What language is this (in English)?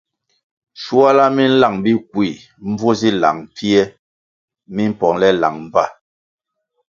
Kwasio